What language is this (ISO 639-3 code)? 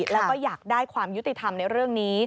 tha